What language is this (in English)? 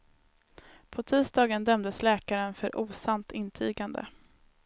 Swedish